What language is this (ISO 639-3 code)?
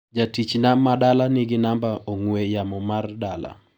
luo